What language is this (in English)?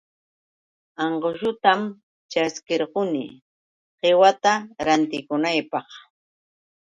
Yauyos Quechua